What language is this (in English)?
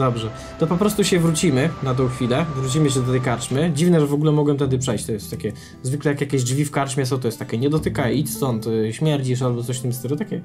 Polish